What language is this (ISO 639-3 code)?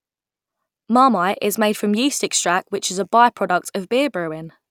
eng